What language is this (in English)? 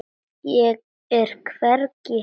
Icelandic